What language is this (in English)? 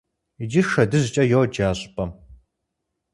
Kabardian